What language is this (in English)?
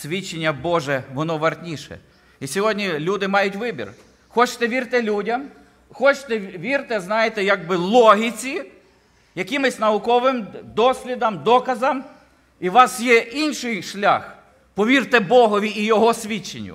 Ukrainian